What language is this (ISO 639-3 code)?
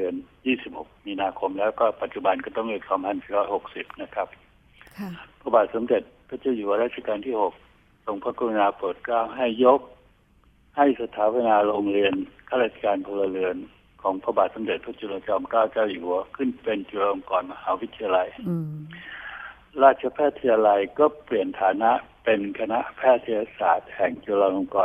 tha